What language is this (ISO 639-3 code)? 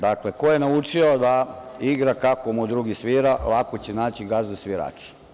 srp